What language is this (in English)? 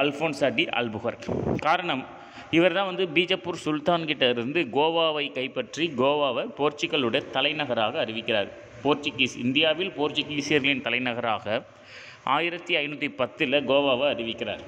Hindi